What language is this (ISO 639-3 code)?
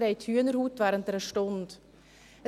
gsw